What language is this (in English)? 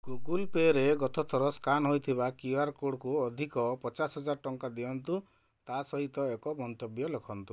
Odia